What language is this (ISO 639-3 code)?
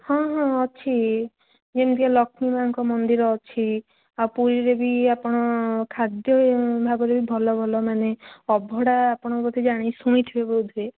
ori